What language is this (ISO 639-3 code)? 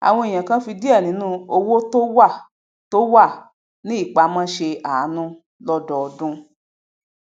yor